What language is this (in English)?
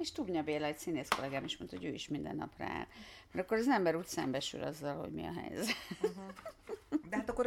Hungarian